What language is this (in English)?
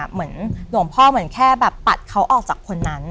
Thai